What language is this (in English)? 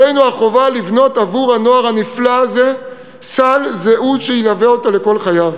Hebrew